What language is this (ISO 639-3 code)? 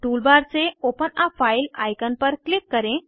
hin